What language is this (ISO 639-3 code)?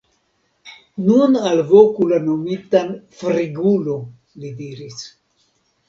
epo